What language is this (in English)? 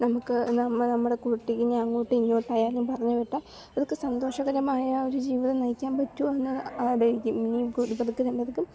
Malayalam